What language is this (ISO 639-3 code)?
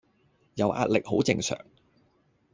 yue